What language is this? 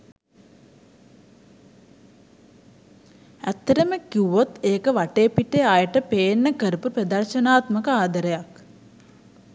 Sinhala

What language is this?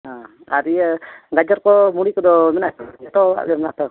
Santali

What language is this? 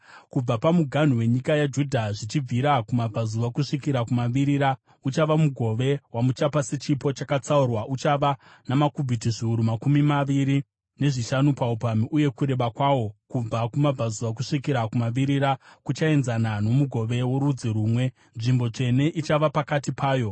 Shona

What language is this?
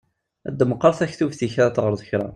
Kabyle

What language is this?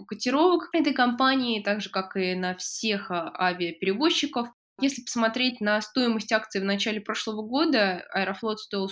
Russian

